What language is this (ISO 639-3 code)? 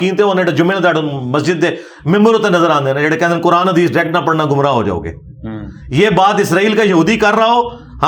urd